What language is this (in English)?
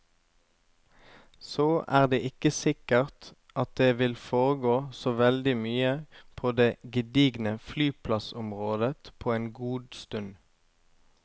Norwegian